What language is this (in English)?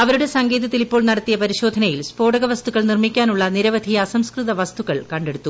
Malayalam